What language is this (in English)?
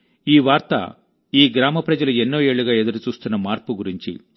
Telugu